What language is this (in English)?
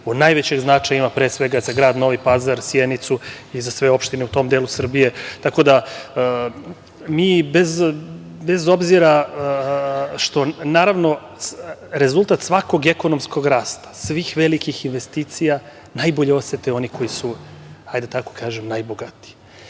Serbian